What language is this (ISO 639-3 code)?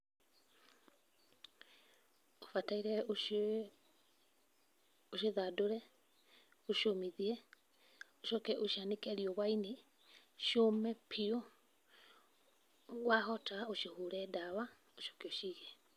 kik